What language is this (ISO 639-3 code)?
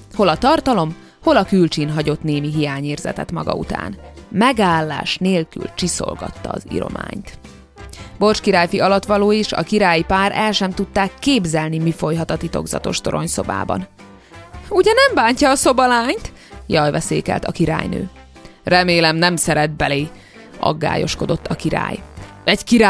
hun